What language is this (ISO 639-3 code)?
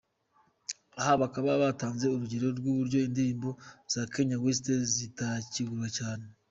kin